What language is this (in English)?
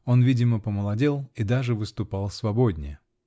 Russian